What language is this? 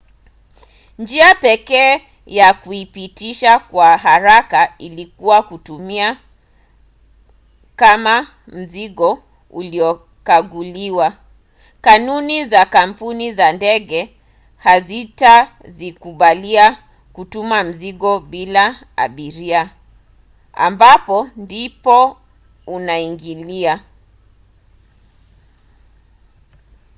Swahili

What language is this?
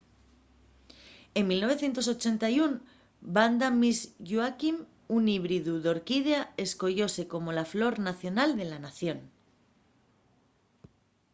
Asturian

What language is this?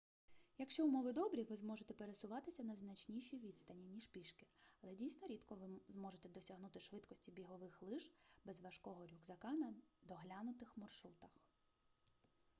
Ukrainian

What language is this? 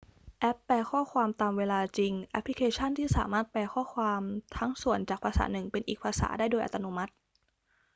Thai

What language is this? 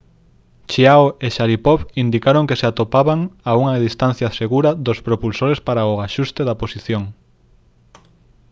Galician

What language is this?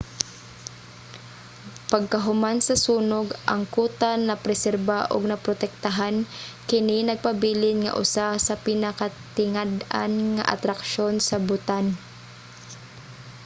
Cebuano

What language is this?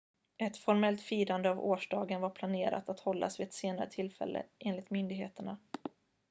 Swedish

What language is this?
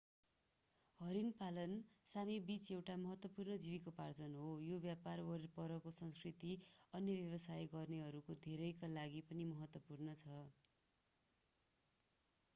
Nepali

